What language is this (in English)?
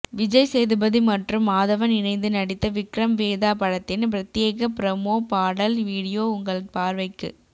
Tamil